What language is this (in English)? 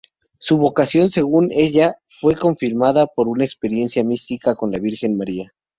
Spanish